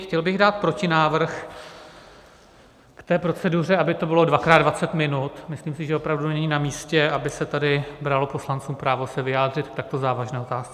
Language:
Czech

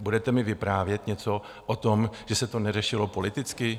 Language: Czech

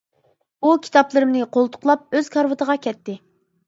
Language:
Uyghur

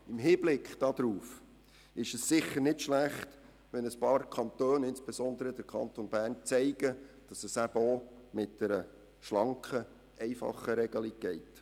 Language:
Swiss German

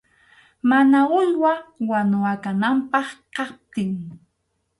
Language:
Arequipa-La Unión Quechua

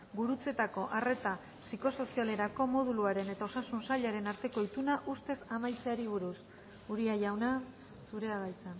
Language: Basque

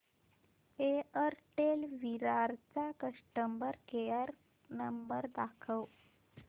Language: Marathi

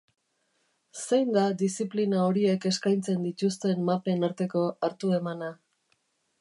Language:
Basque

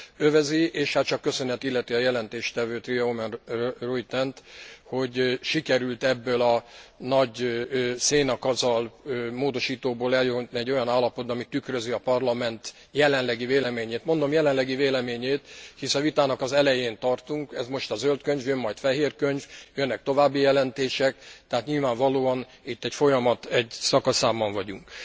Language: Hungarian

